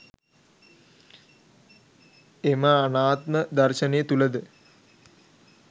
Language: Sinhala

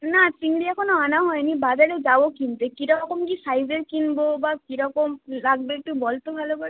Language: Bangla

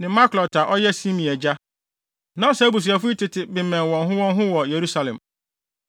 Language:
Akan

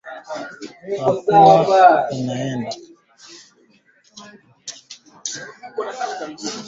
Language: Swahili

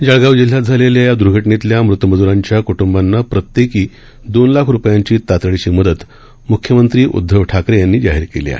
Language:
Marathi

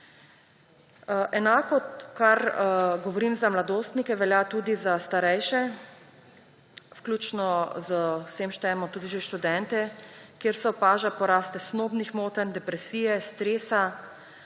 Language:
Slovenian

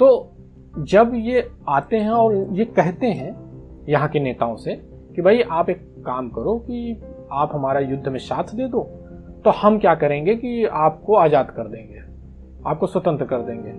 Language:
Hindi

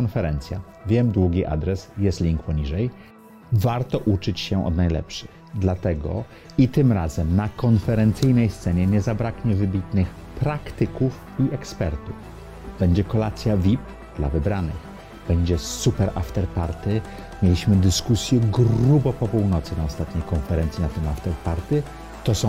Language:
Polish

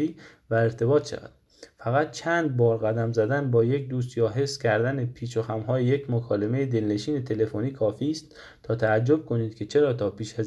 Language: Persian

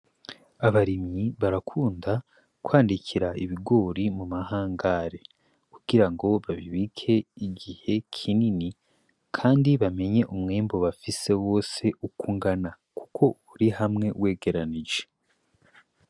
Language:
Rundi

